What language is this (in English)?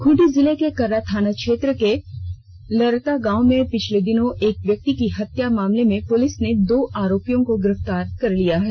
Hindi